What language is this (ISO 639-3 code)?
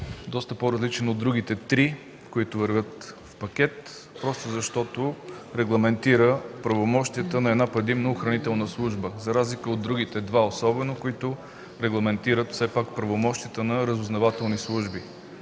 bul